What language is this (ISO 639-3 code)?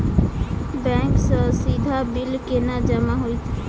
mai